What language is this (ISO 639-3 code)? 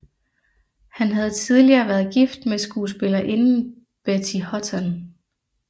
dan